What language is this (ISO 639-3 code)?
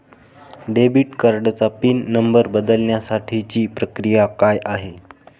mar